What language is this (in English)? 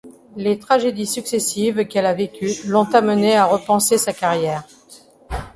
French